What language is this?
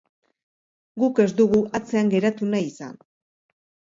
Basque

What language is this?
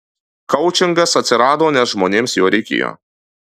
Lithuanian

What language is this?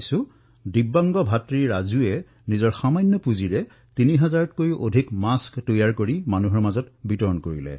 Assamese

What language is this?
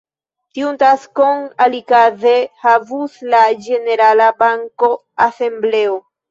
Esperanto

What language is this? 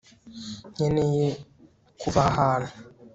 Kinyarwanda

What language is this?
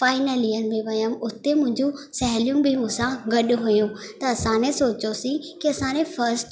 Sindhi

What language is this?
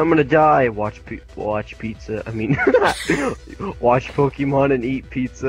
English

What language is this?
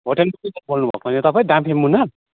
Nepali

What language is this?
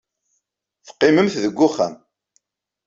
Kabyle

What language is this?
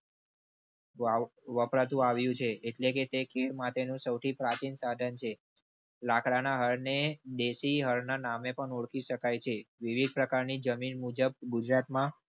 Gujarati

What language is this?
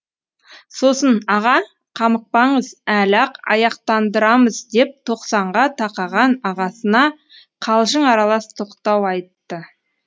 Kazakh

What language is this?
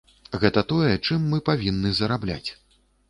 Belarusian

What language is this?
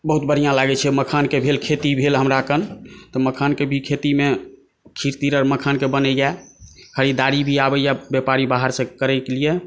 Maithili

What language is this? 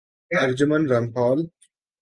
Urdu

